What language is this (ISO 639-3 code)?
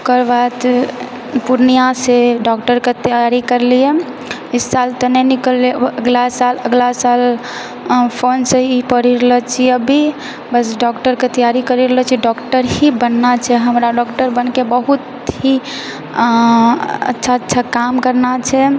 mai